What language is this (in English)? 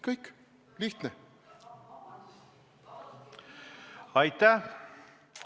Estonian